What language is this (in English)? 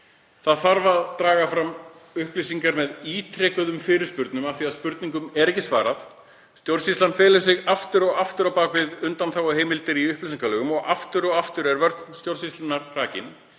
Icelandic